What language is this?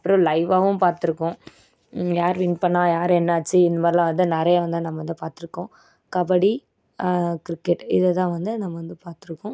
Tamil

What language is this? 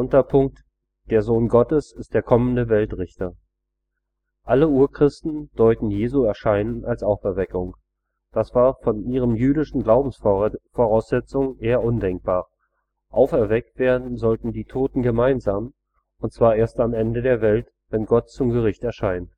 German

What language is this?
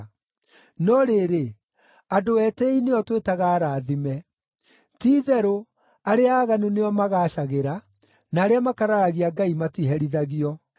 Kikuyu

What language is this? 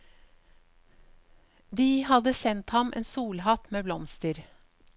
Norwegian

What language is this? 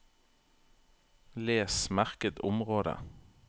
Norwegian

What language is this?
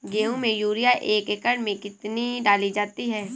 Hindi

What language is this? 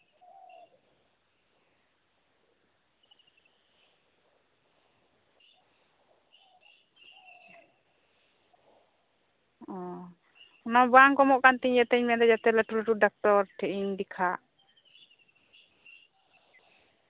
Santali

